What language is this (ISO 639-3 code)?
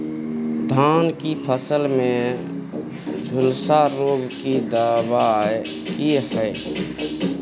mai